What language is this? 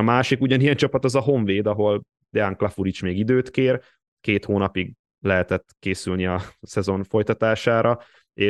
Hungarian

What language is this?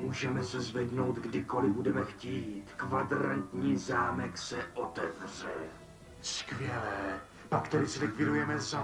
Czech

